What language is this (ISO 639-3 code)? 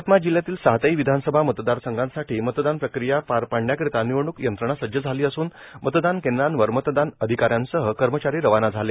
mar